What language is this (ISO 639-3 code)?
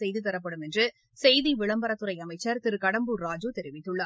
tam